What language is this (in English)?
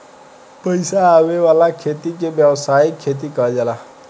Bhojpuri